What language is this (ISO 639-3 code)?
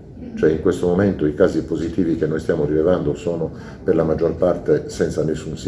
ita